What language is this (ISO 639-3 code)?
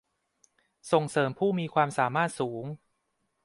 tha